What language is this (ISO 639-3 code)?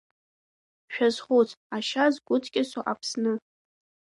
abk